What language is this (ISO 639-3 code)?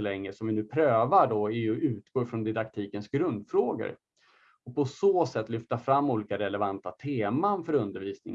swe